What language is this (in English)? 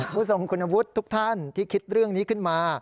Thai